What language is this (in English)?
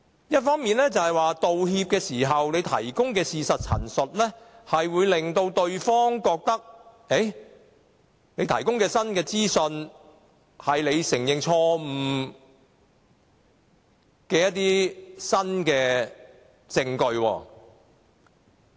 Cantonese